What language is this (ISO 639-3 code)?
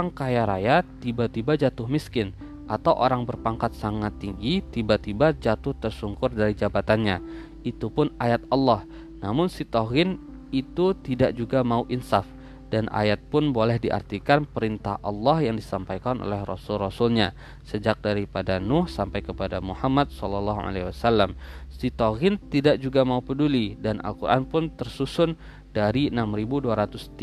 ind